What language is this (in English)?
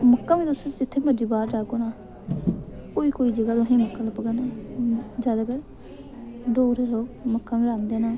Dogri